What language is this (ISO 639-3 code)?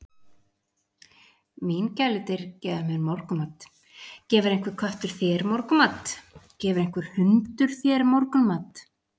isl